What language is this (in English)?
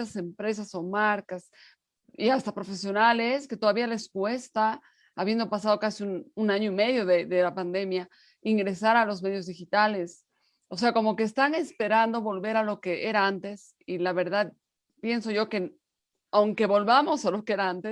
Spanish